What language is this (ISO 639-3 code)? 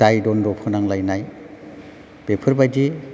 brx